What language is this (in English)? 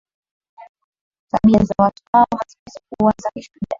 Swahili